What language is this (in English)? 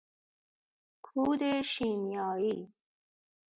Persian